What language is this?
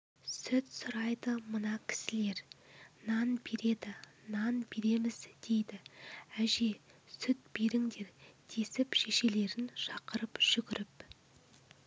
Kazakh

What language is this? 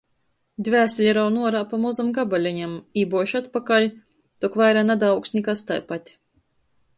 Latgalian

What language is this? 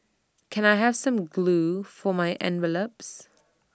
English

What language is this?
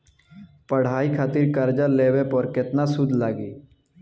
Bhojpuri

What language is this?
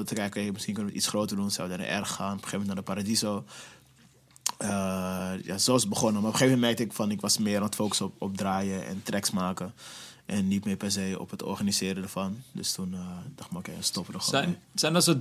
Dutch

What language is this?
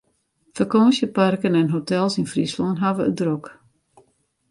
Western Frisian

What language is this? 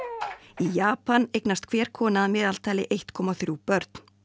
Icelandic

